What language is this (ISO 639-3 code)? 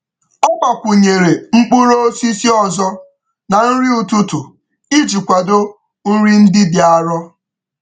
ibo